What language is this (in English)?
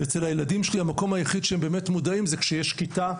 Hebrew